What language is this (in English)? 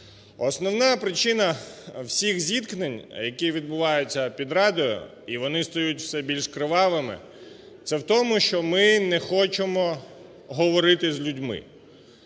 Ukrainian